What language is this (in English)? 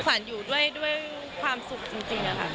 Thai